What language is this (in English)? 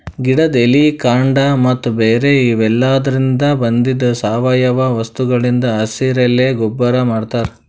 Kannada